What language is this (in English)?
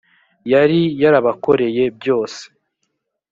Kinyarwanda